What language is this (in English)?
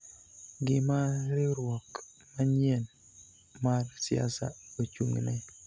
Luo (Kenya and Tanzania)